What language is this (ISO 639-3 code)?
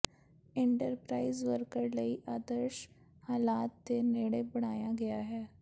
pan